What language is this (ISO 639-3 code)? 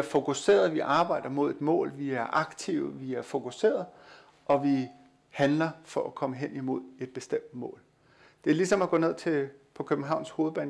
dan